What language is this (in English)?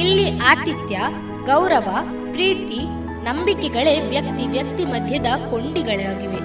Kannada